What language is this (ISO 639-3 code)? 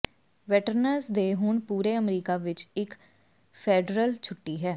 pan